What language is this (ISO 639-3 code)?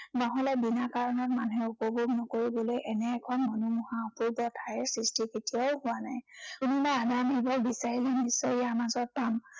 asm